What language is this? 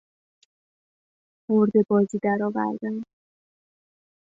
Persian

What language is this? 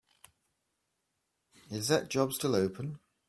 English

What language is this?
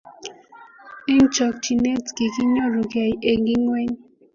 Kalenjin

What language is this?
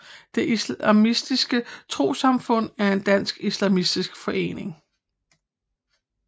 Danish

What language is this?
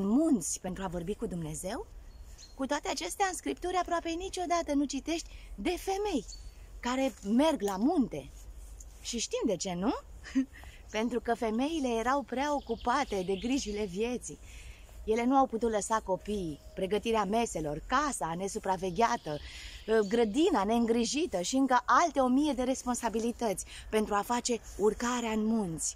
Romanian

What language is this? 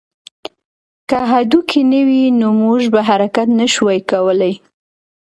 Pashto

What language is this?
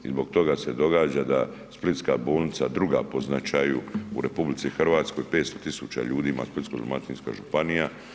Croatian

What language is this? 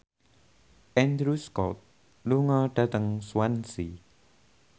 Javanese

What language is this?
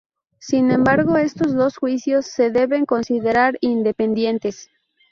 Spanish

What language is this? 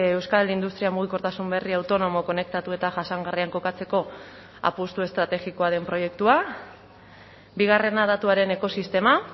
Basque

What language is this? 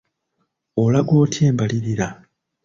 Ganda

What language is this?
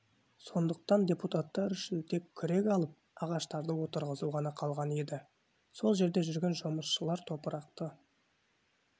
Kazakh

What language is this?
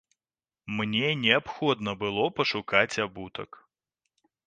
Belarusian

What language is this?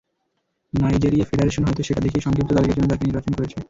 Bangla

